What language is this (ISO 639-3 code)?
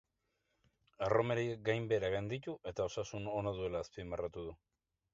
eus